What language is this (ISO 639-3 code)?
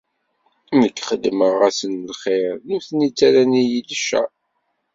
kab